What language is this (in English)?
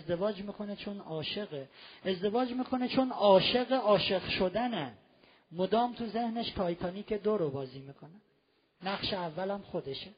Persian